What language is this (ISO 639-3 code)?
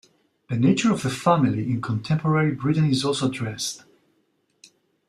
eng